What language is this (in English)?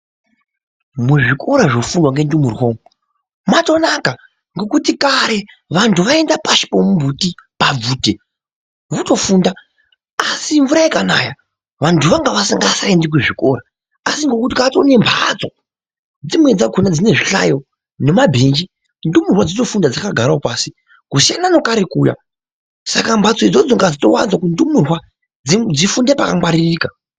Ndau